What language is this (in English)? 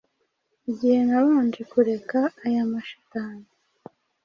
Kinyarwanda